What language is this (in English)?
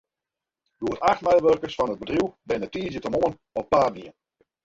Western Frisian